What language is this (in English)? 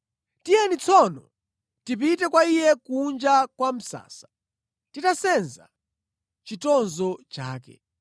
Nyanja